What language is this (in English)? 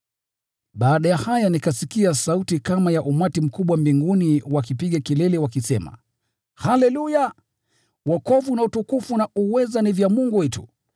Swahili